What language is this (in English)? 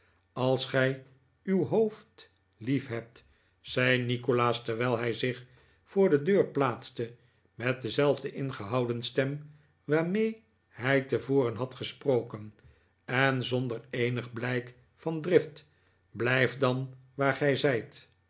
Dutch